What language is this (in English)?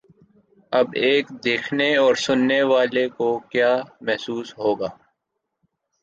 Urdu